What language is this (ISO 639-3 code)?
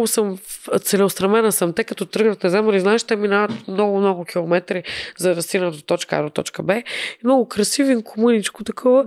bul